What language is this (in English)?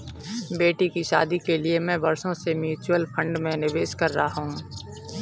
Hindi